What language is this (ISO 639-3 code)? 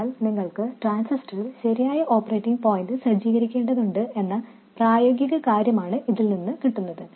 mal